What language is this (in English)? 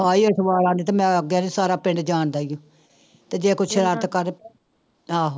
Punjabi